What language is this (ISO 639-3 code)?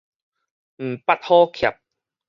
nan